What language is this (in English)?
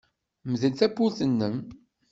Kabyle